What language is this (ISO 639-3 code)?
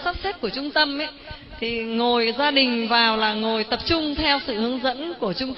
vie